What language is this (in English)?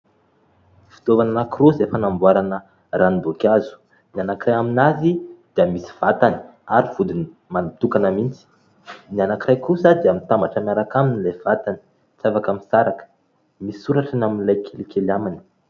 Malagasy